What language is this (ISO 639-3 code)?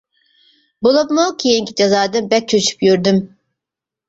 uig